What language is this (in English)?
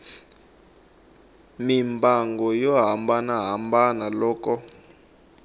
Tsonga